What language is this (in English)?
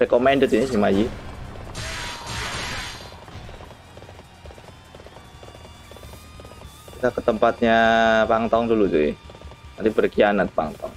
Indonesian